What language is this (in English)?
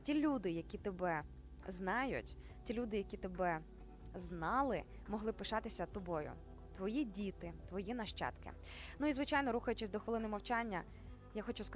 Ukrainian